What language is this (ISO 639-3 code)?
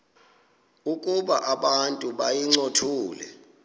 xho